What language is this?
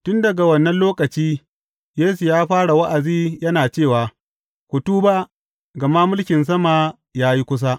Hausa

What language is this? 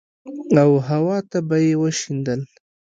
Pashto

